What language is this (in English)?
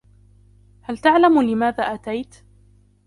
Arabic